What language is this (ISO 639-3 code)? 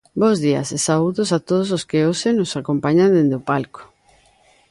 glg